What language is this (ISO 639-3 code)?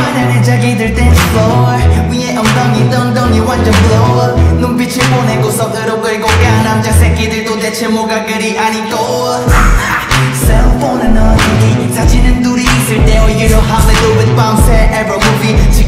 spa